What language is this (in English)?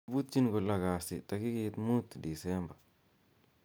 Kalenjin